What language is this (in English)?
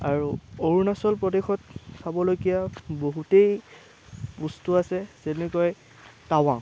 Assamese